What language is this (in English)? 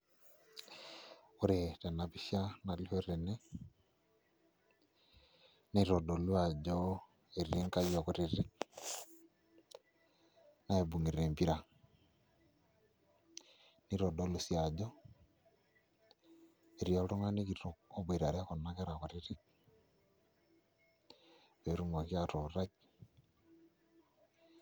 Masai